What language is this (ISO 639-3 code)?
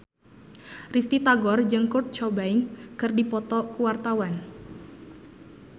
sun